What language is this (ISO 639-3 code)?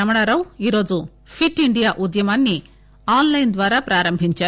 tel